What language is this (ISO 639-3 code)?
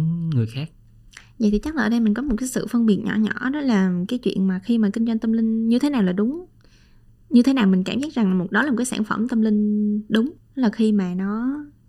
vie